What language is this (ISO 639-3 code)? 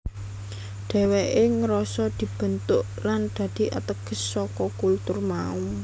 jav